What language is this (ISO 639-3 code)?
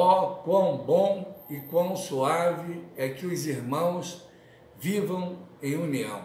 por